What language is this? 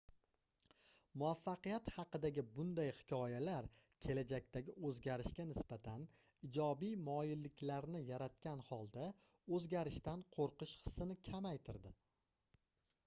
Uzbek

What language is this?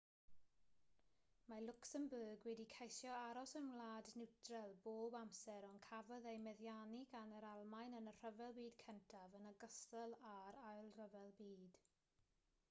Welsh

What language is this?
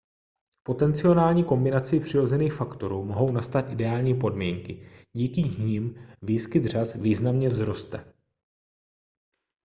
Czech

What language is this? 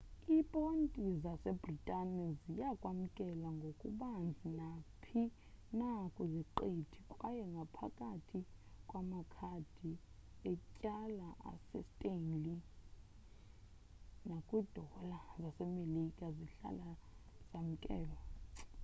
Xhosa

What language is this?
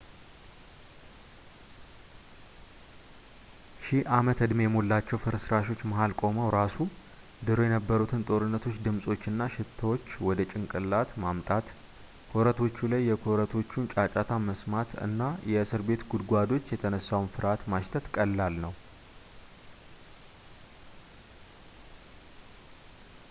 Amharic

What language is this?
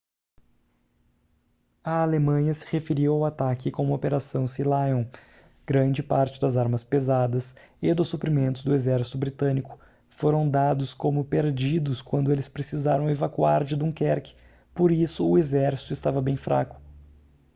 Portuguese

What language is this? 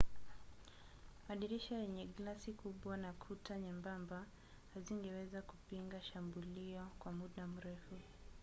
Swahili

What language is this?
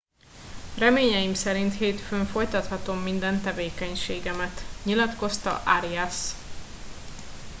Hungarian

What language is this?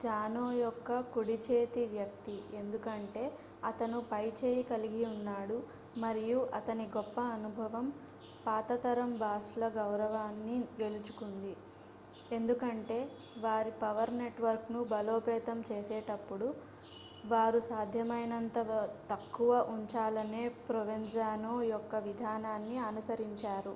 Telugu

